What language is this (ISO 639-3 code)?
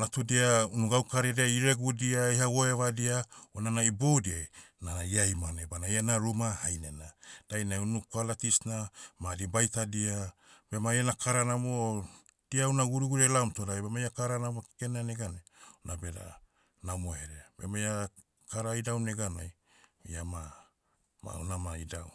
meu